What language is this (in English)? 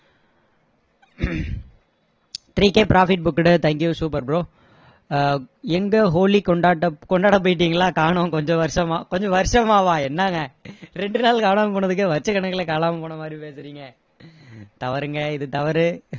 Tamil